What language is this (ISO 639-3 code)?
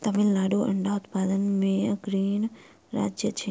mai